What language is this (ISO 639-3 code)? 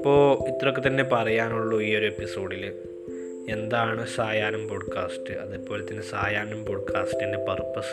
mal